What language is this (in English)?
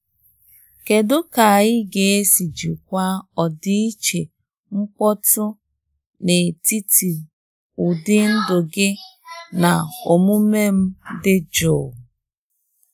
Igbo